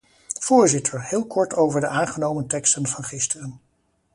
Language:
Dutch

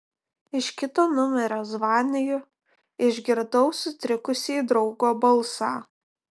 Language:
Lithuanian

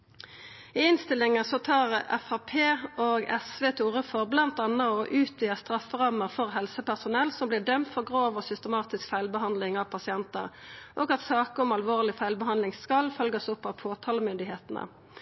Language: Norwegian Nynorsk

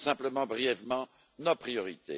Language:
French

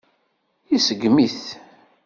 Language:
Kabyle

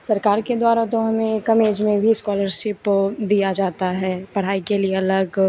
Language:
Hindi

